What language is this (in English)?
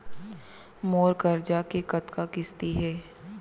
Chhattisgarhi